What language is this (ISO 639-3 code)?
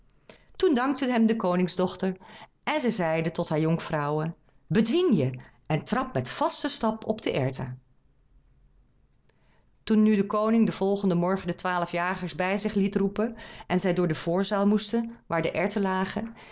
nld